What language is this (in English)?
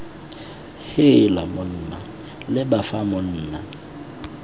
Tswana